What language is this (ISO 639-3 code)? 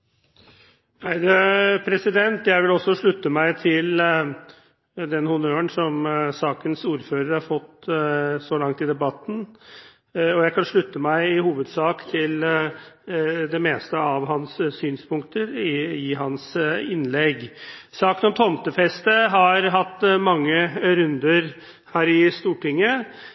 nob